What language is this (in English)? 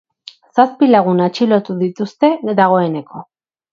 Basque